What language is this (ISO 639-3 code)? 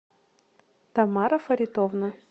rus